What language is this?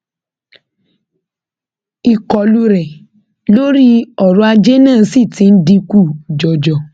Yoruba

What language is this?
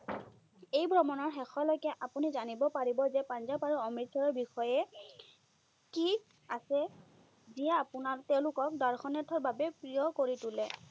Assamese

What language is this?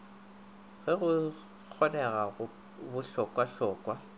Northern Sotho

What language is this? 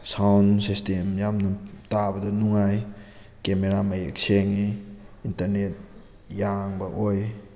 Manipuri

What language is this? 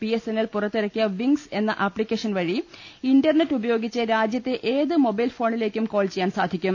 Malayalam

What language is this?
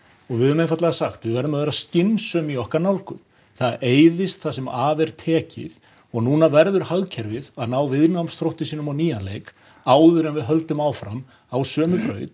Icelandic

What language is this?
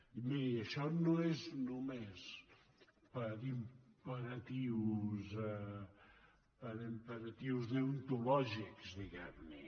Catalan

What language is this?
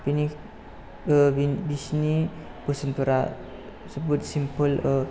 Bodo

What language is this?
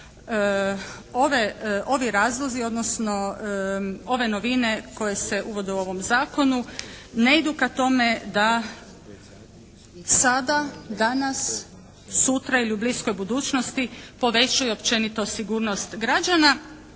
Croatian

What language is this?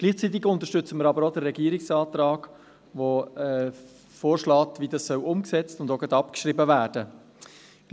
Swiss German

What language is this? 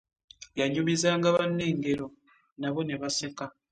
Ganda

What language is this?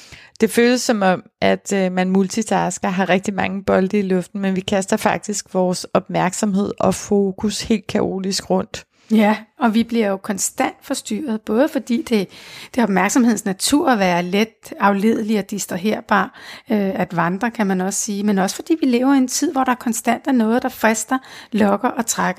Danish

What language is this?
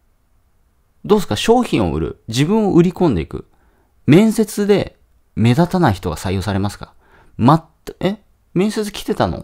Japanese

